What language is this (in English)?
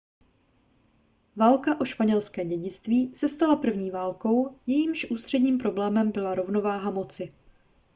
Czech